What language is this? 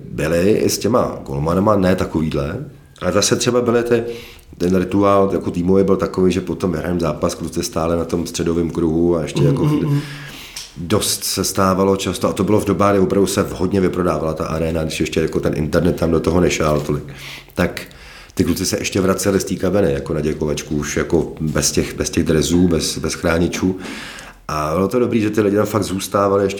Czech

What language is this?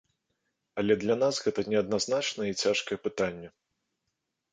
Belarusian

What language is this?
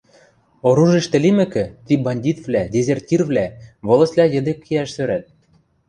Western Mari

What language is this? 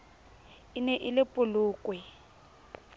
Southern Sotho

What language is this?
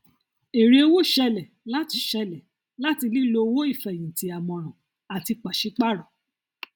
Yoruba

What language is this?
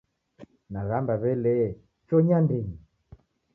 Taita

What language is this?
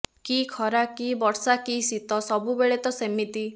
Odia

